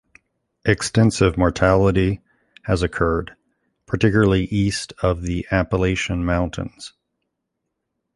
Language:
English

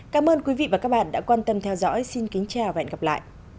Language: Vietnamese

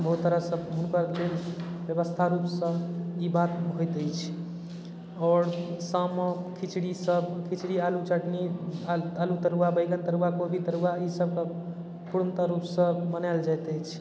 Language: Maithili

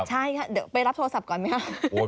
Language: Thai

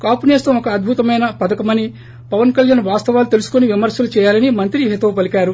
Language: Telugu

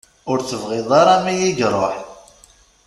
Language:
Kabyle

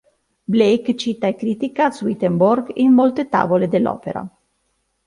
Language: Italian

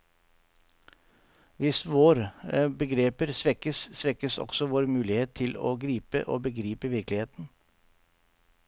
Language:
Norwegian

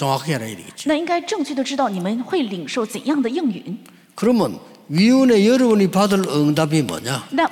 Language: Korean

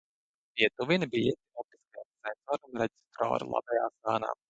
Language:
Latvian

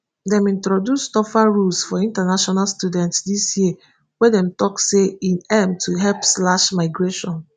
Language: Nigerian Pidgin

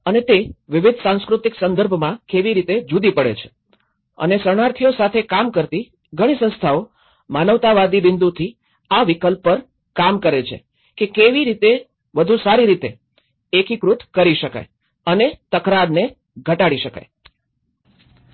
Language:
Gujarati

